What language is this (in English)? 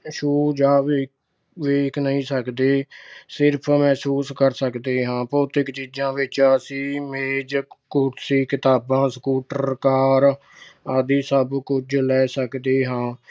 Punjabi